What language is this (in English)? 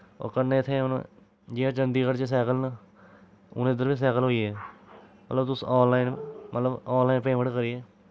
Dogri